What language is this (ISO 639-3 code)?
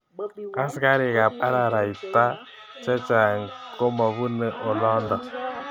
kln